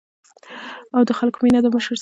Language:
Pashto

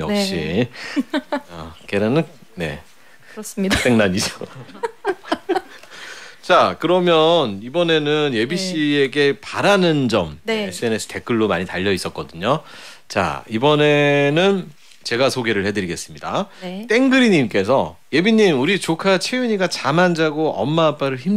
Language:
Korean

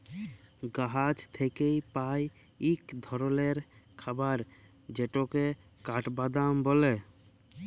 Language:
Bangla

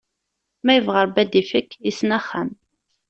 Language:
Kabyle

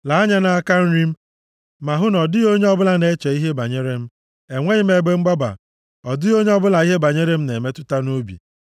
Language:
Igbo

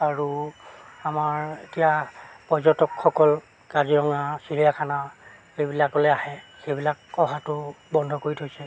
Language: Assamese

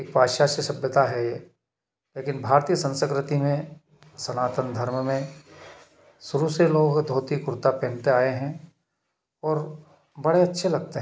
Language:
Hindi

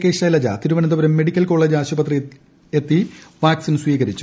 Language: Malayalam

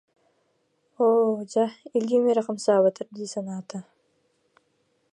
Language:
Yakut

